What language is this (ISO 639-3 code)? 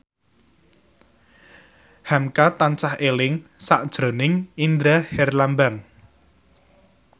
jav